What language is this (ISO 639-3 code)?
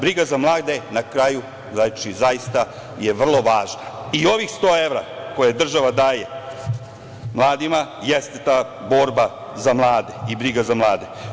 srp